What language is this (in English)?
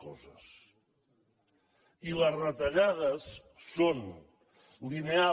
Catalan